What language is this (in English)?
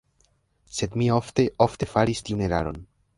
Esperanto